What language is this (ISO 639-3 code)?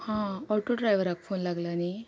kok